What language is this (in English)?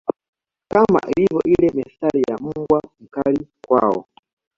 Swahili